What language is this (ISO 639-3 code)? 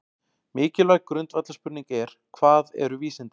isl